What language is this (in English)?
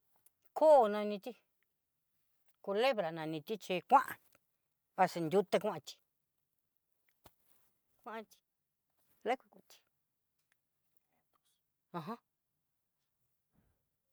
Southeastern Nochixtlán Mixtec